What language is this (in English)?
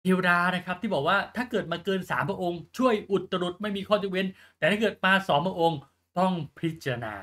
Thai